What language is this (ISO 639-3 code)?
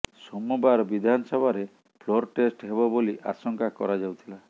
ori